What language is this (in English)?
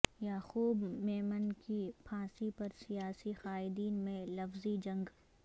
Urdu